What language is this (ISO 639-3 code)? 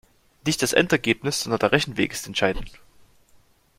deu